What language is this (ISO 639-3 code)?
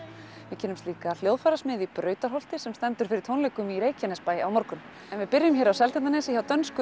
isl